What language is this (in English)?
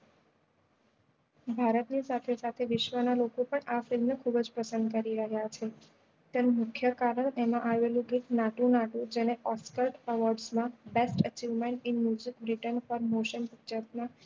Gujarati